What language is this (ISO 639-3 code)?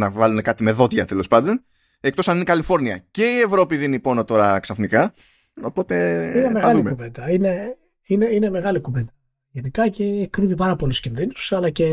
ell